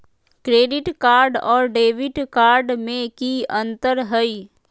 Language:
Magahi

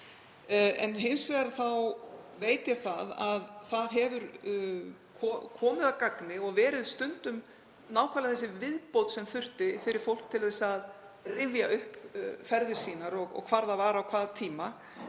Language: Icelandic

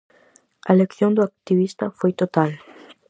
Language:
Galician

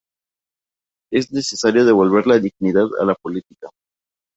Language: Spanish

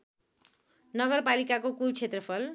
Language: Nepali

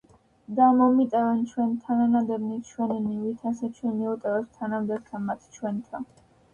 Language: Georgian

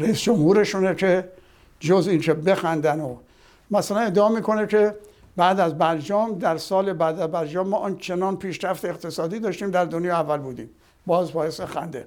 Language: Persian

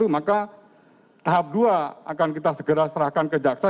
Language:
Indonesian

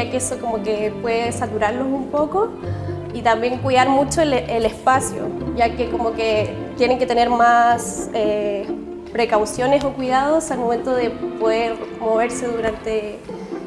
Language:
Spanish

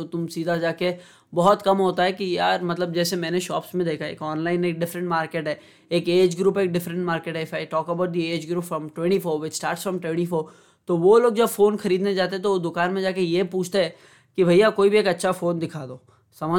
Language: Hindi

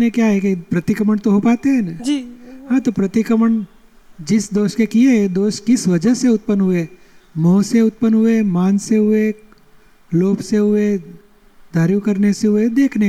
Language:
Gujarati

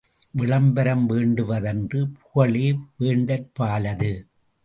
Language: Tamil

